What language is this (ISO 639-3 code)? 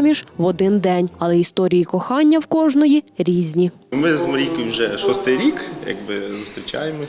ukr